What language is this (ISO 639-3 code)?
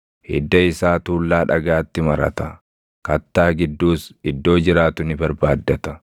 orm